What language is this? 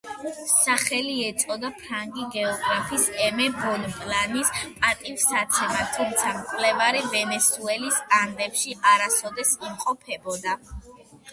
Georgian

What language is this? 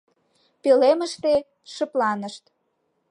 Mari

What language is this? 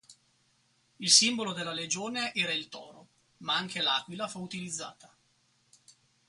Italian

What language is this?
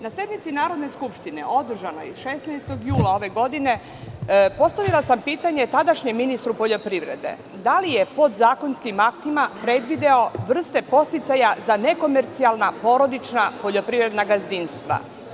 Serbian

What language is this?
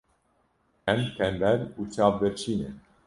Kurdish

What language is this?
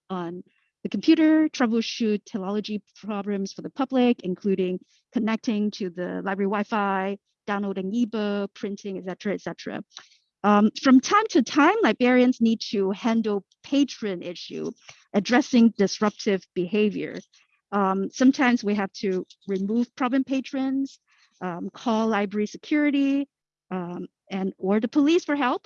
English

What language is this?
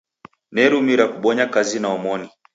Taita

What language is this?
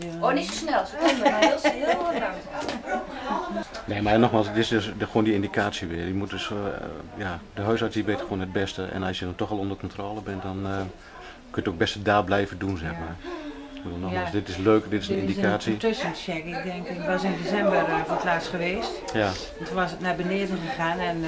Dutch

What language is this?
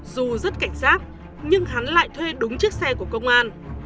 Vietnamese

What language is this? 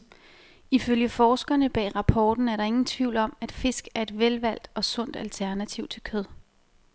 Danish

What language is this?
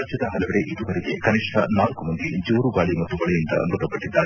Kannada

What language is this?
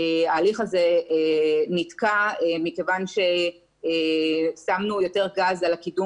Hebrew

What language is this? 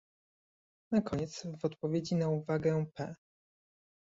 Polish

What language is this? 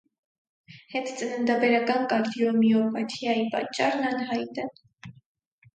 Armenian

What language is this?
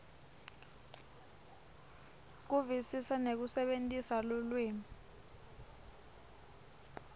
Swati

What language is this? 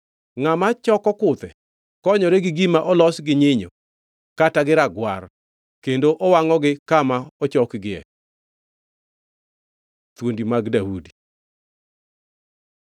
Luo (Kenya and Tanzania)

